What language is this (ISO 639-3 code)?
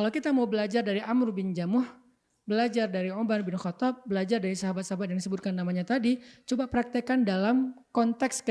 ind